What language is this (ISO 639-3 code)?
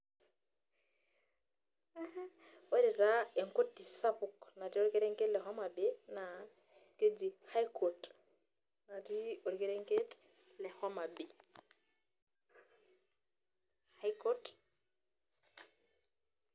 mas